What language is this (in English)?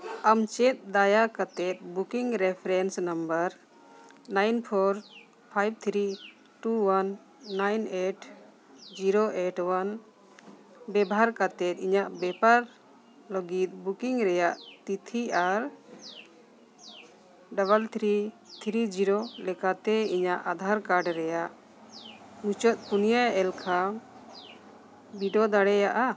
Santali